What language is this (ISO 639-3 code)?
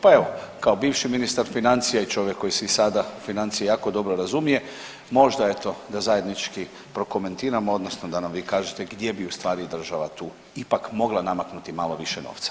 hrv